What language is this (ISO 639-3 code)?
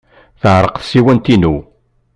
kab